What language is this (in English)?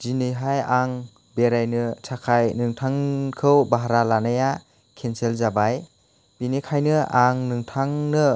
Bodo